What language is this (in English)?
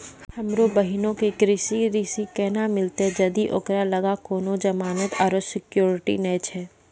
Maithili